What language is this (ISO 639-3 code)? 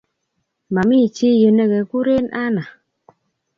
kln